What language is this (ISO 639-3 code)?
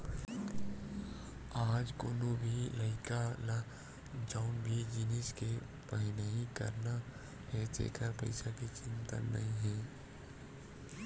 hne